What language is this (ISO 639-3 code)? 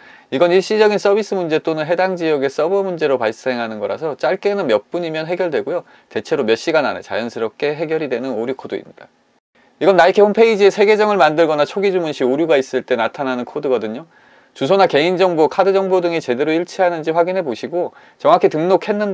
kor